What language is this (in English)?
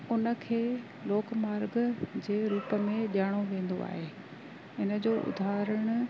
Sindhi